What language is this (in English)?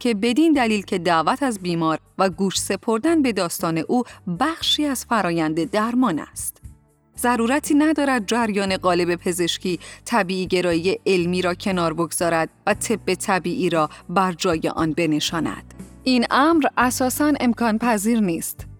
Persian